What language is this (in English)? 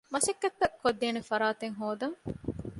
Divehi